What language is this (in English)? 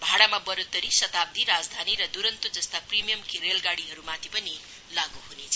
Nepali